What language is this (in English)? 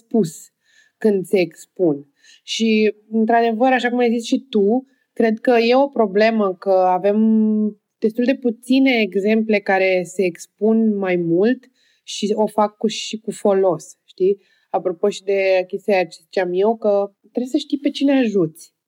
Romanian